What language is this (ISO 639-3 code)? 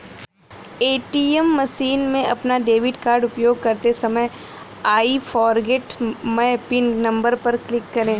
hin